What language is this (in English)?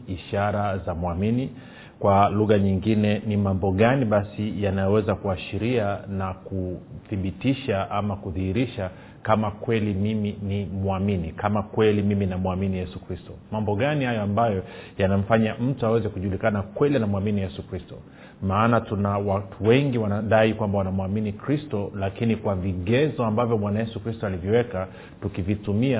Swahili